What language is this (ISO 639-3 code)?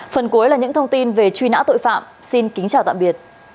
vie